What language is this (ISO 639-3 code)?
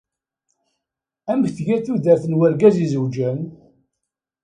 kab